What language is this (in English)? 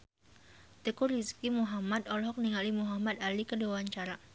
Sundanese